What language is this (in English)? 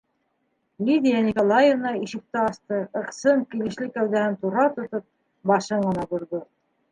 Bashkir